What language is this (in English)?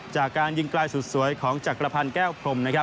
Thai